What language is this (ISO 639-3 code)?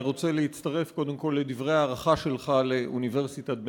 heb